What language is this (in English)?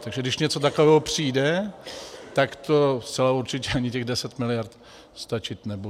Czech